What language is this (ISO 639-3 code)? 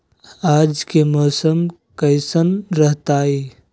mag